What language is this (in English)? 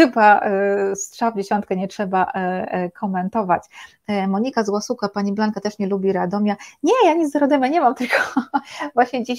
Polish